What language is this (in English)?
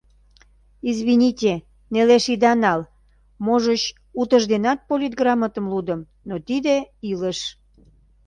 Mari